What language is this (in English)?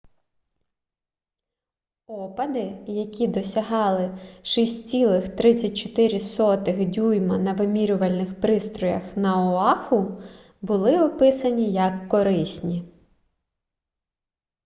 Ukrainian